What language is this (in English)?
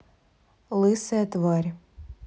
Russian